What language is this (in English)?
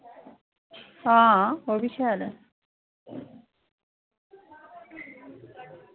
Dogri